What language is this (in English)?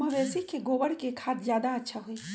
Magahi